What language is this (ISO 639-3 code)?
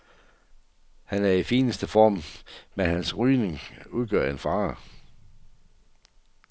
dan